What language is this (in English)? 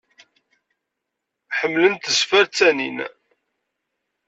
Kabyle